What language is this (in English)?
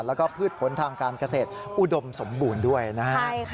Thai